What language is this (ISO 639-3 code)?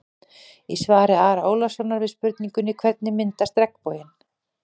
isl